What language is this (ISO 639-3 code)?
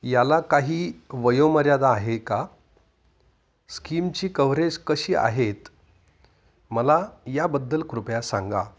mar